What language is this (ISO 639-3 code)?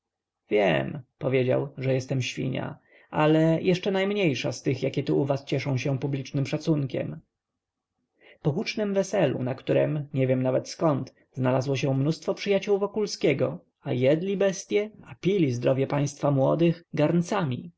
pol